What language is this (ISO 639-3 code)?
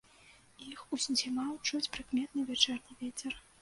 bel